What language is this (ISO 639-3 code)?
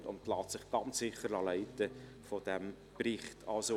gsw